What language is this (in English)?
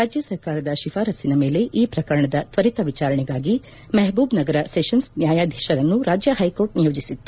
Kannada